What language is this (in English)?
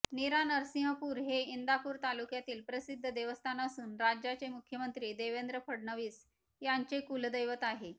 Marathi